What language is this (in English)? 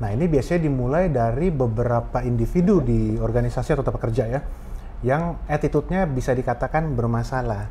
Indonesian